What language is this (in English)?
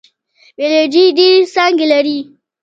Pashto